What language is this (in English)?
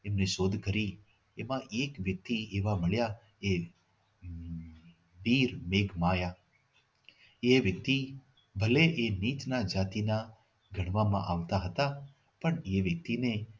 Gujarati